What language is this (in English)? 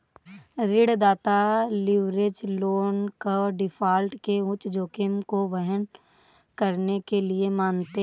Hindi